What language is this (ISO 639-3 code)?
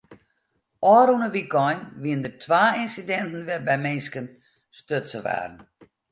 fry